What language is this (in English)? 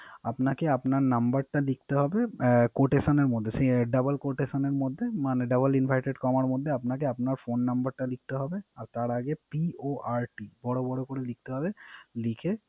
Bangla